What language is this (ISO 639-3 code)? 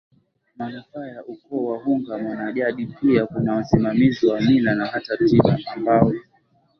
swa